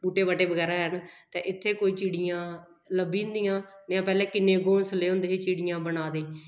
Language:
Dogri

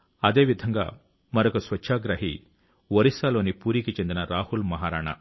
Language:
Telugu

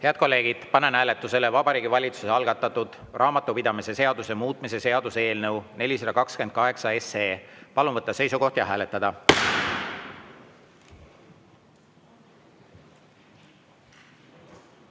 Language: Estonian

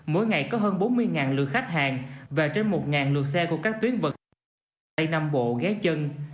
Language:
Vietnamese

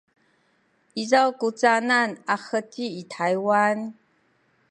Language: Sakizaya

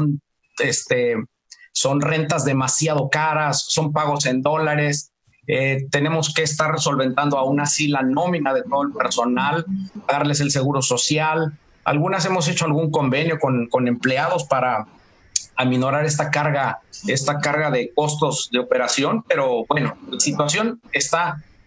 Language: Spanish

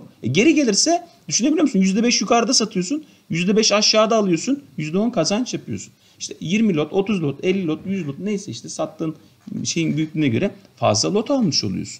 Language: Turkish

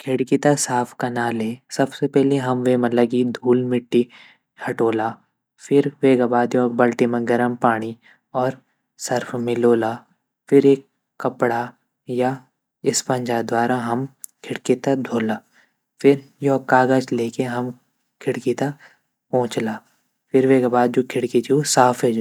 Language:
Garhwali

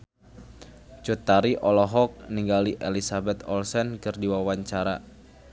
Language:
Sundanese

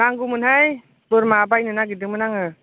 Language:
Bodo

